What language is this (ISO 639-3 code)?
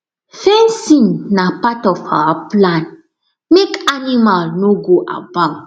pcm